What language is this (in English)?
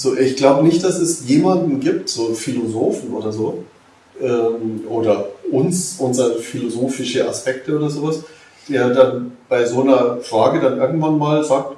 German